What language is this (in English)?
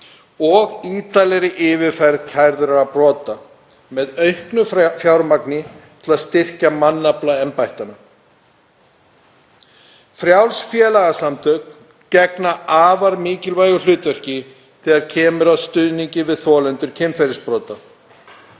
Icelandic